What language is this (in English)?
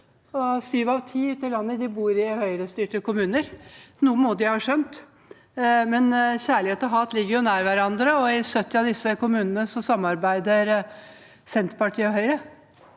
Norwegian